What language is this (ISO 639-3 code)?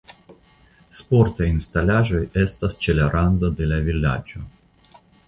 epo